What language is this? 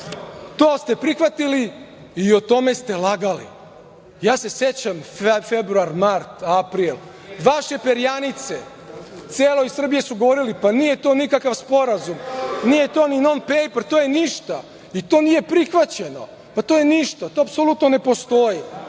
Serbian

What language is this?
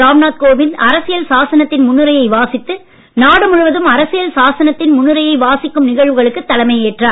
Tamil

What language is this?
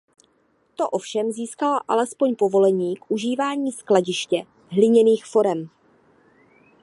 Czech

